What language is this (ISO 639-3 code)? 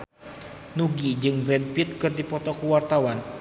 sun